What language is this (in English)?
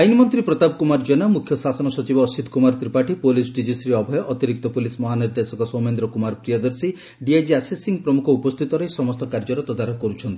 Odia